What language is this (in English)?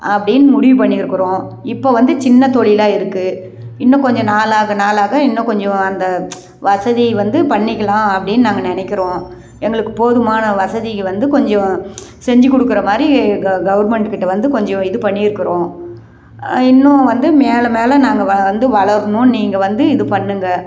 Tamil